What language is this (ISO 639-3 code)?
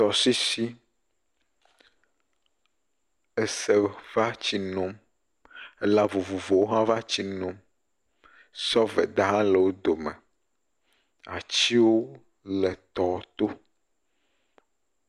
ewe